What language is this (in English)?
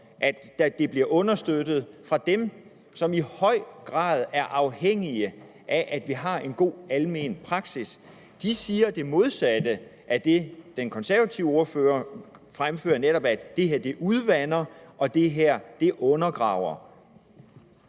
Danish